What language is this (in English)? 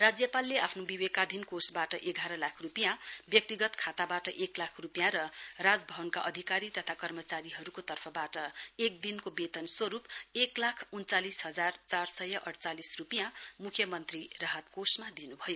Nepali